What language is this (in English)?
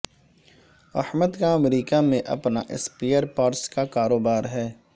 Urdu